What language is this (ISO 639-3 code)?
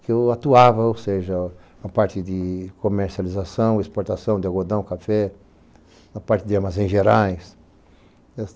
por